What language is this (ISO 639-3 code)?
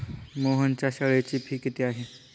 mar